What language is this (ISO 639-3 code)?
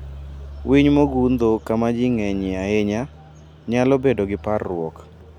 luo